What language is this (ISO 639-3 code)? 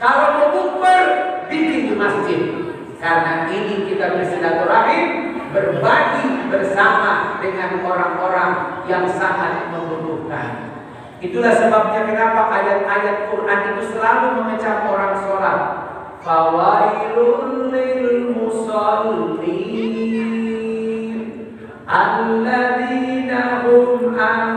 ind